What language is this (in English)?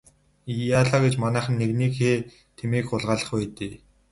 Mongolian